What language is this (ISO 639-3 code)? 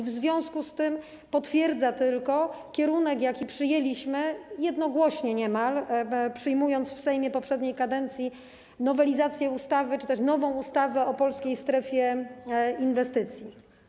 pol